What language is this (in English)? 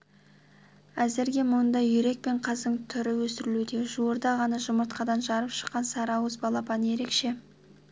Kazakh